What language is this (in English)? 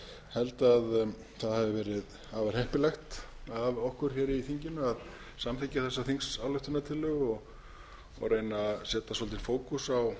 Icelandic